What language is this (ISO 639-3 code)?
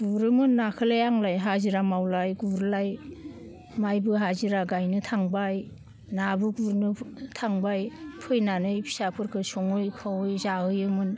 brx